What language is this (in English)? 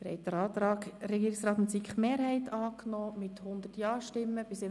Swiss German